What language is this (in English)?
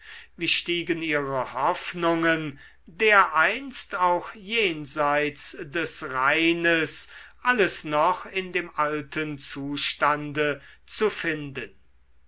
German